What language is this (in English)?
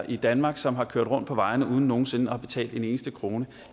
Danish